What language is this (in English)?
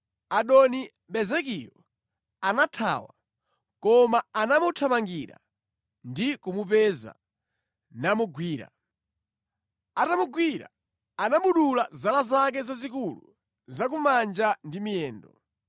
Nyanja